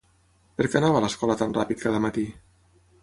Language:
Catalan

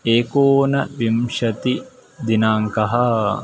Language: Sanskrit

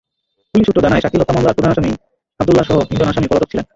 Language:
Bangla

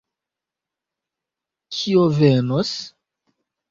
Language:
Esperanto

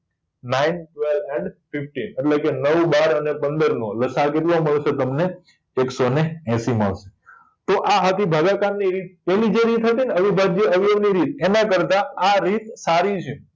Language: Gujarati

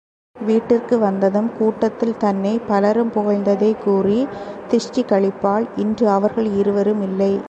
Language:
Tamil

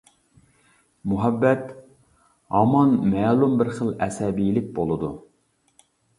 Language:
Uyghur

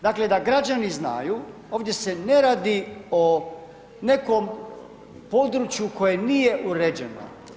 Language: Croatian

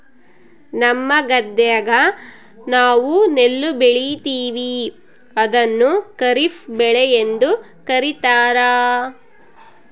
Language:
Kannada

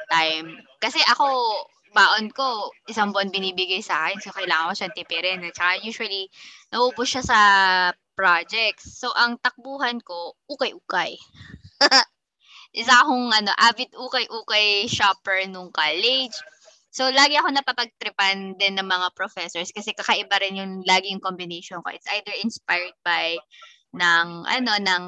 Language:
Filipino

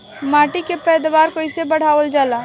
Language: Bhojpuri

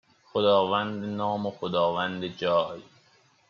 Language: Persian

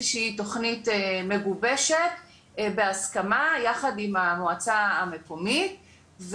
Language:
Hebrew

